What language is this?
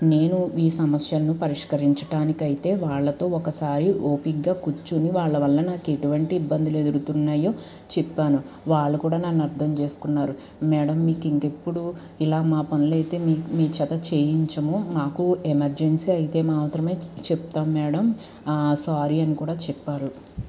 Telugu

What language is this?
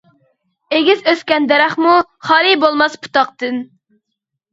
Uyghur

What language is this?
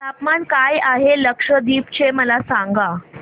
Marathi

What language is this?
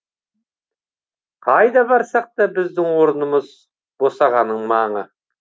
Kazakh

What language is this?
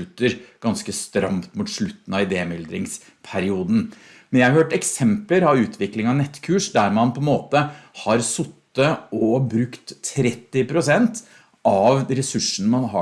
Norwegian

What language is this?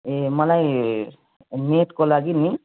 Nepali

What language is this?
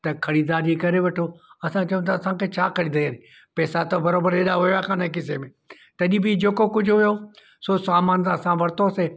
Sindhi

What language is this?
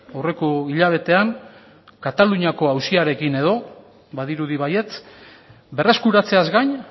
Basque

